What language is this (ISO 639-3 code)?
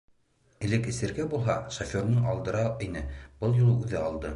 bak